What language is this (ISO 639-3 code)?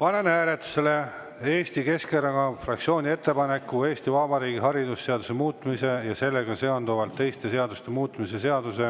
est